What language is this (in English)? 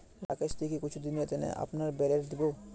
Magahi